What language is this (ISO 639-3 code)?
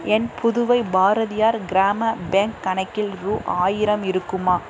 tam